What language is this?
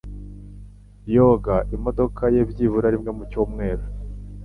Kinyarwanda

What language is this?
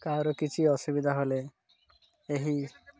Odia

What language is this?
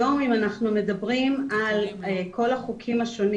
Hebrew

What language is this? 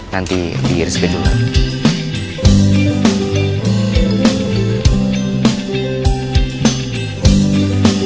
Indonesian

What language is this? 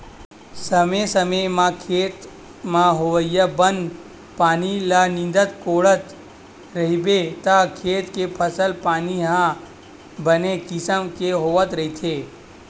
Chhattisgarhi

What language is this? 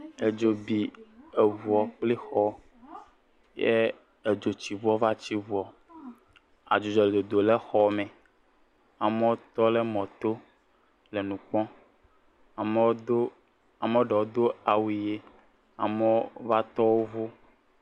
Ewe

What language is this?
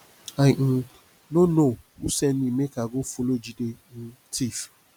Nigerian Pidgin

